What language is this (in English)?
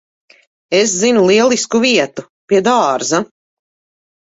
Latvian